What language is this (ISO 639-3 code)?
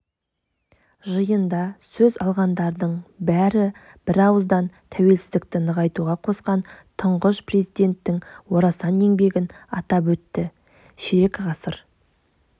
kaz